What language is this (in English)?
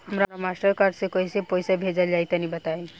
Bhojpuri